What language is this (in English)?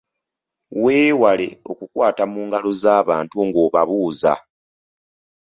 Ganda